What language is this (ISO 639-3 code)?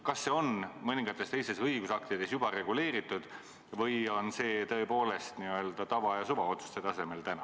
est